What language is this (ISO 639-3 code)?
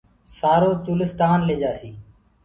ggg